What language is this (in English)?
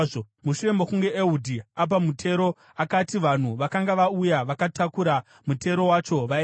Shona